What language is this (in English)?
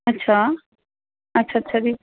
Punjabi